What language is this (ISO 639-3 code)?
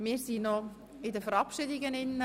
gsw